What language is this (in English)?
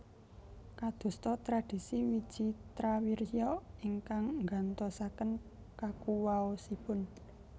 Javanese